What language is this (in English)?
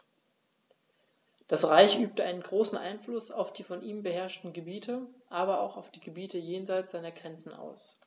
German